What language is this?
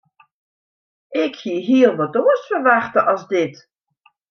Western Frisian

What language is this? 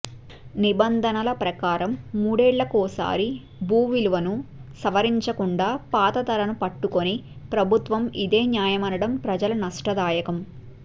Telugu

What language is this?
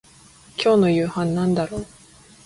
Japanese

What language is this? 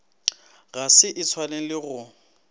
Northern Sotho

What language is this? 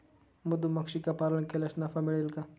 Marathi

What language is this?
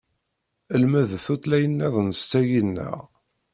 Kabyle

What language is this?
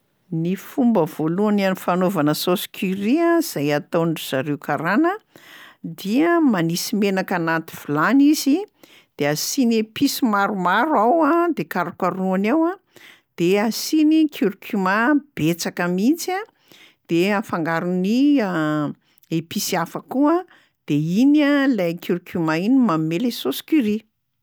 Malagasy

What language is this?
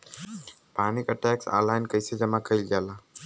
Bhojpuri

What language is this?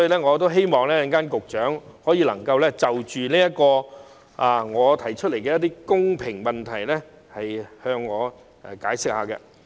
Cantonese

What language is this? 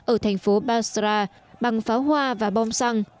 Vietnamese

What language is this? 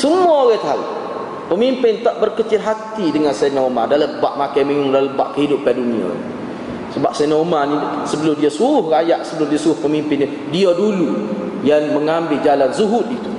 Malay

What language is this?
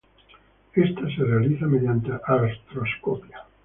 Spanish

